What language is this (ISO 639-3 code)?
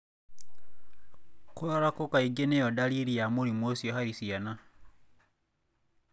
kik